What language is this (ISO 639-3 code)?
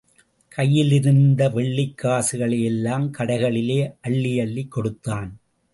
tam